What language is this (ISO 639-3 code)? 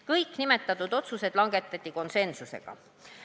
est